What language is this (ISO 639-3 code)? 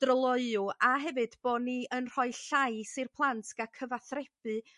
cym